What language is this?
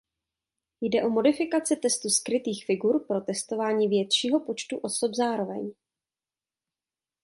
Czech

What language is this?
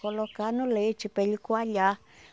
Portuguese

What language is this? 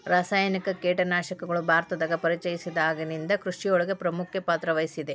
Kannada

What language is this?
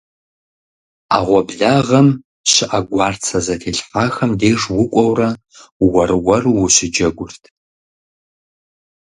Kabardian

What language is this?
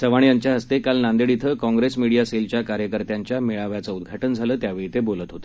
Marathi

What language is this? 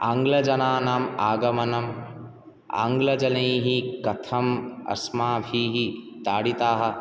Sanskrit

